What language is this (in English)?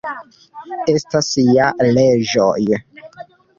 Esperanto